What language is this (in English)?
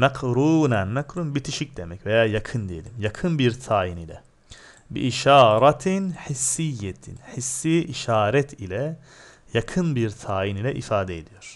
Turkish